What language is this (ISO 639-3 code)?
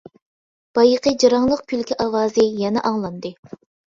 uig